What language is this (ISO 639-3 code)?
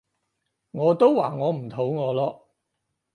yue